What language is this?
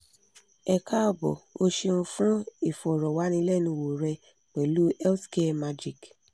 Yoruba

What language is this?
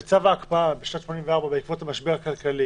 Hebrew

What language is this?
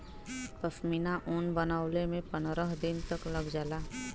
Bhojpuri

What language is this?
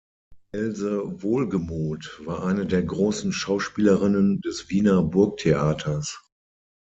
German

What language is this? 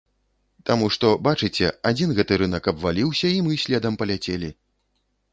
Belarusian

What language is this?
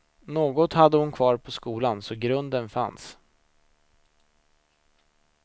Swedish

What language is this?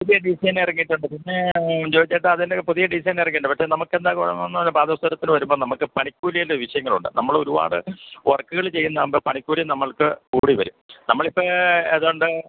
Malayalam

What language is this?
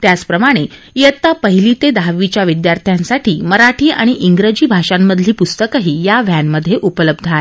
Marathi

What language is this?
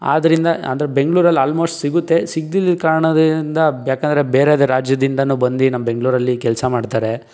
Kannada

